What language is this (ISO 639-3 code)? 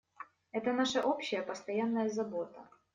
rus